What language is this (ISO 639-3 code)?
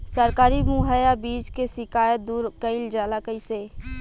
bho